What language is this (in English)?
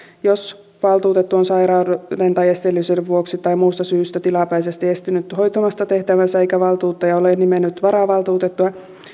Finnish